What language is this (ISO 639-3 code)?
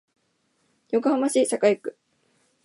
jpn